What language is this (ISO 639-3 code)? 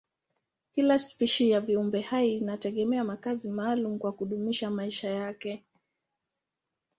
swa